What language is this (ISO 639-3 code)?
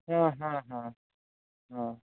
sat